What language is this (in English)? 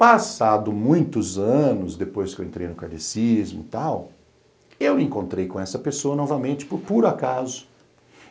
Portuguese